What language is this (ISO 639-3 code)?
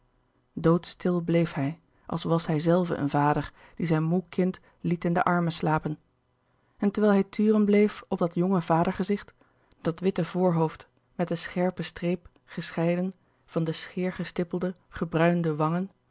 nld